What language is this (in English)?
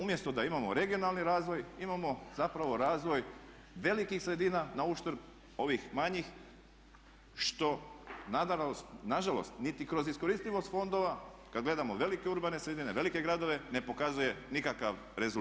Croatian